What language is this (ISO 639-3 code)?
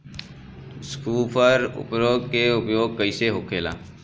bho